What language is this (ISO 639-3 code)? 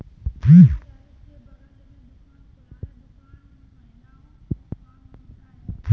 hin